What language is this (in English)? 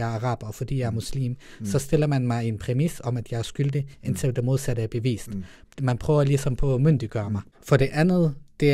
Danish